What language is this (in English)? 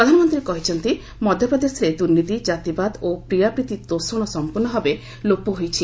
Odia